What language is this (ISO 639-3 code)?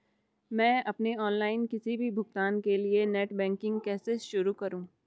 hin